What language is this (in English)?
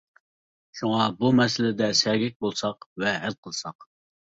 Uyghur